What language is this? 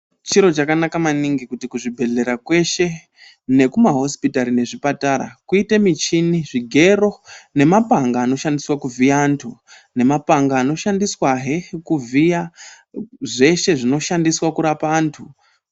Ndau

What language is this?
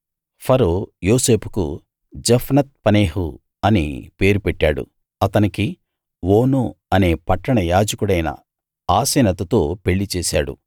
Telugu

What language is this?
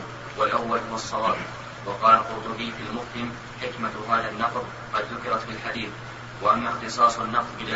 Arabic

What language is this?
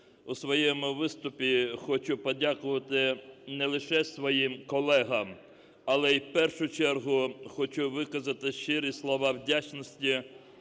Ukrainian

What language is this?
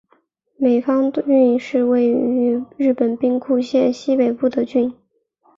Chinese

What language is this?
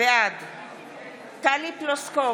Hebrew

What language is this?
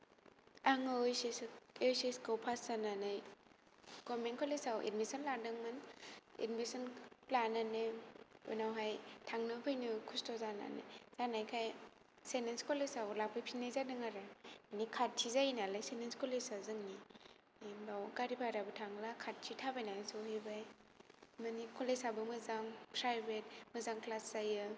Bodo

